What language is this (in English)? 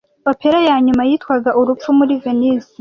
Kinyarwanda